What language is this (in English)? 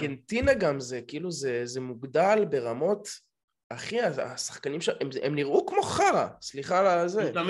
Hebrew